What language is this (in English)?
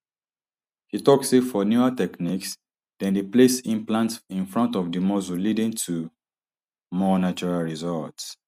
Nigerian Pidgin